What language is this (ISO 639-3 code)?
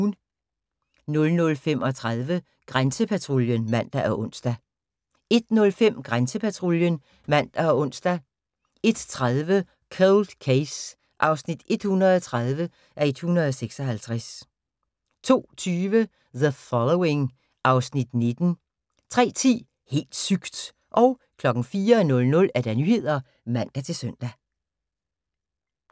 dan